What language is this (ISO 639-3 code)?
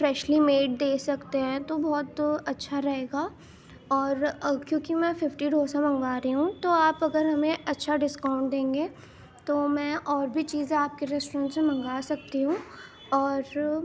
urd